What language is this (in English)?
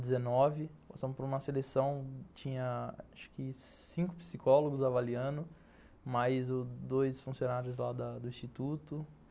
Portuguese